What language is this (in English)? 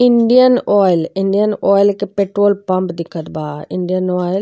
Bhojpuri